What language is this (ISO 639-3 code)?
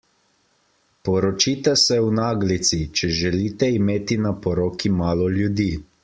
slv